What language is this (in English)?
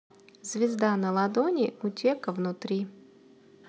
Russian